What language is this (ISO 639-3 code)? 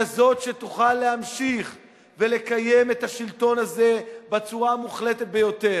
heb